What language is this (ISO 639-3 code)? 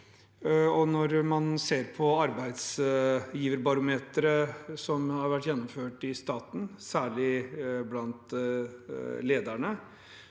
nor